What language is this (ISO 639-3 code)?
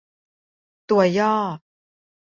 tha